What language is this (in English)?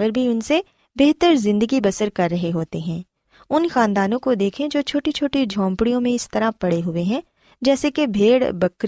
Urdu